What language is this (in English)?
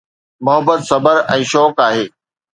Sindhi